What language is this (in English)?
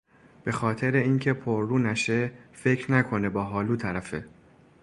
Persian